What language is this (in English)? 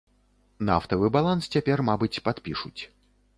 Belarusian